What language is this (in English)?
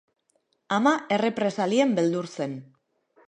Basque